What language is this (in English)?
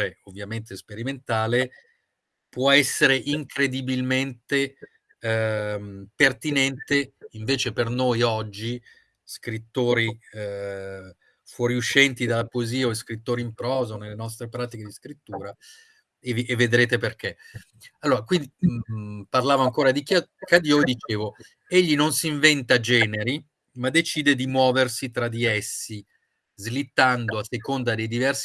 Italian